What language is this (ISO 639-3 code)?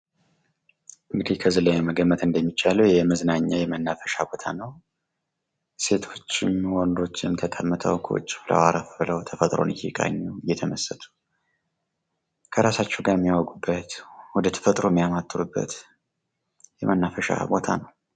amh